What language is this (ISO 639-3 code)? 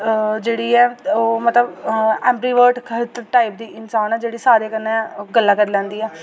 doi